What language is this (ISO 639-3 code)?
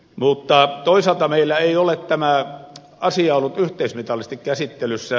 fin